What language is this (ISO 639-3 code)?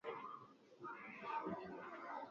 swa